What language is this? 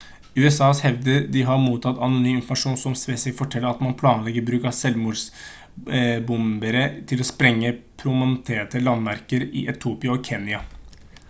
Norwegian Bokmål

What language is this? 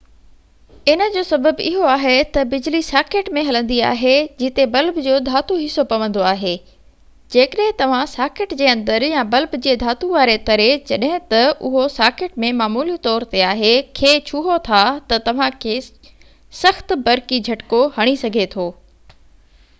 Sindhi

